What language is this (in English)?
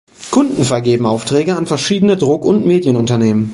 German